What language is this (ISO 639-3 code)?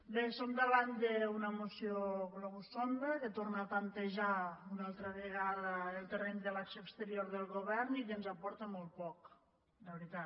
cat